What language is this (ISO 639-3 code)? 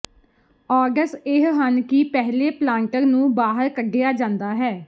pan